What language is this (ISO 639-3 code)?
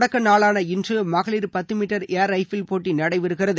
tam